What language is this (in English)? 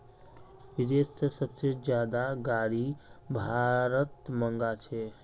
Magahi